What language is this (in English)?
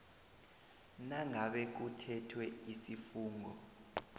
South Ndebele